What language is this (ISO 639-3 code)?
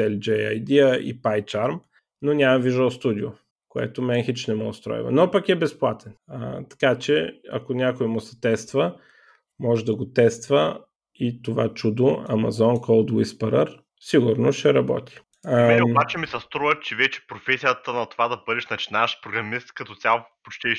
bul